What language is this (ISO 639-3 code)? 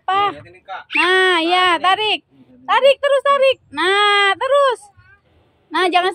ind